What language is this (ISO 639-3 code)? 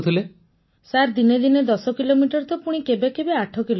ori